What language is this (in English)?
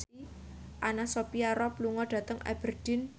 Javanese